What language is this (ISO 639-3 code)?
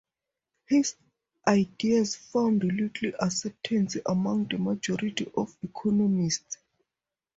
eng